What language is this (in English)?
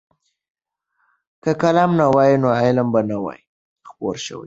Pashto